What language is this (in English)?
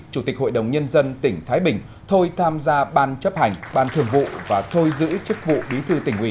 Vietnamese